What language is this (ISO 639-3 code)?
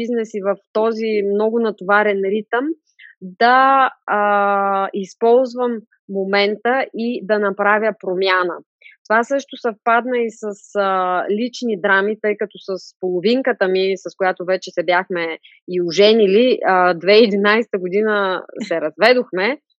bul